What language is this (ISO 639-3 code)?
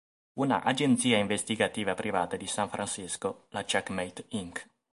ita